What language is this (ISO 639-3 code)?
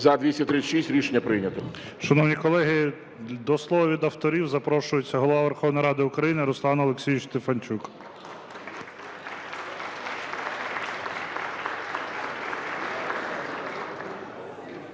ukr